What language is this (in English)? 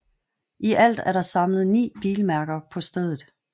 Danish